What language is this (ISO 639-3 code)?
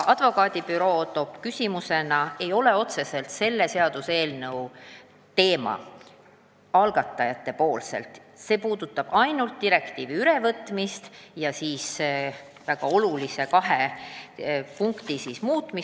est